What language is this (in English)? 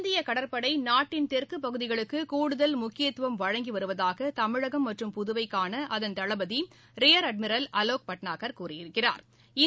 Tamil